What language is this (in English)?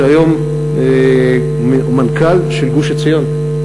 Hebrew